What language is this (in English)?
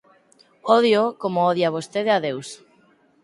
Galician